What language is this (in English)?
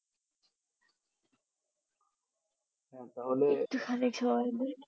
Bangla